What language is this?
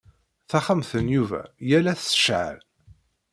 Kabyle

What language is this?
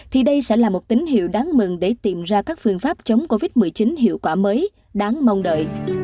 Vietnamese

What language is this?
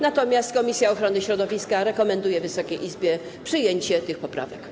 Polish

